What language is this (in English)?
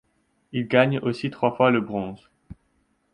French